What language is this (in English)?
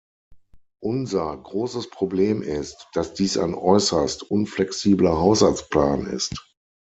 German